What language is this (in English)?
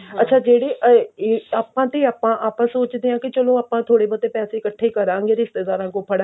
Punjabi